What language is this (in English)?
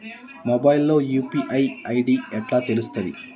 Telugu